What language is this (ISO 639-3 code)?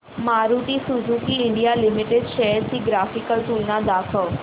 mar